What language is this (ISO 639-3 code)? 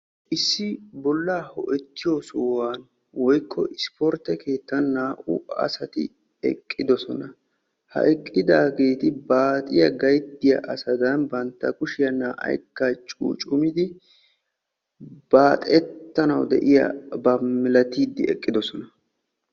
wal